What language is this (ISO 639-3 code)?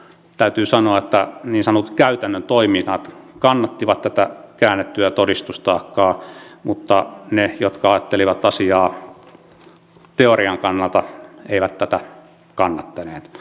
fin